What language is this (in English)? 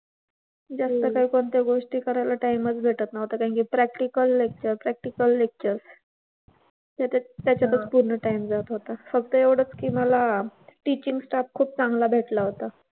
Marathi